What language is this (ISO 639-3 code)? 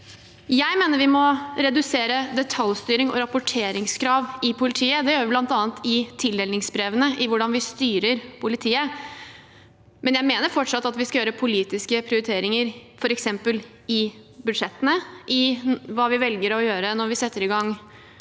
nor